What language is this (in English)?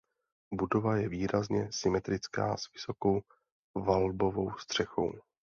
Czech